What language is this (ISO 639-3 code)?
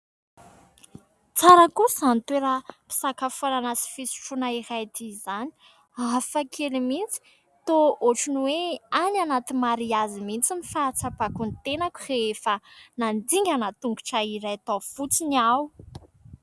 mlg